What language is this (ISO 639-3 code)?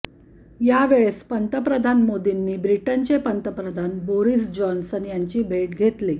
mar